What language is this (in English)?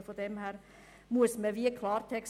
Swiss German